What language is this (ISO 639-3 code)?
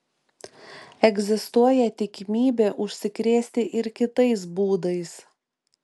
lit